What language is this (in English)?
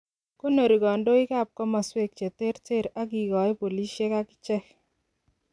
Kalenjin